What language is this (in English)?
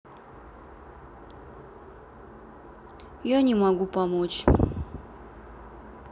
Russian